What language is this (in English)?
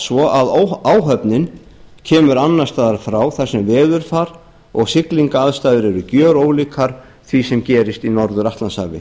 Icelandic